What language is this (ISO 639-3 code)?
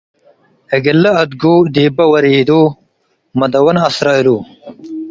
tig